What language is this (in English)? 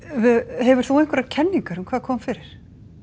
Icelandic